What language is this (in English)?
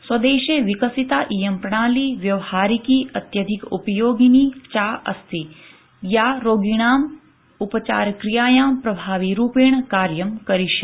Sanskrit